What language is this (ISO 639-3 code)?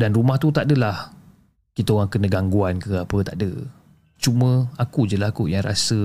msa